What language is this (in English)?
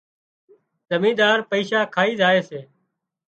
Wadiyara Koli